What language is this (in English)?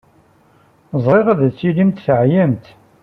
Kabyle